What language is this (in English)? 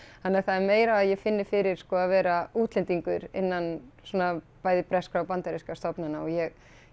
Icelandic